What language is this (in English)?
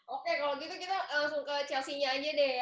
Indonesian